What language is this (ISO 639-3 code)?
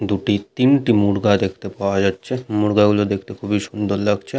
ben